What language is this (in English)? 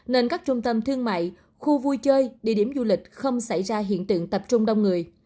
Vietnamese